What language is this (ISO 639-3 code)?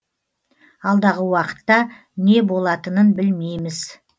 kaz